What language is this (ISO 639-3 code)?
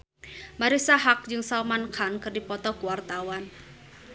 sun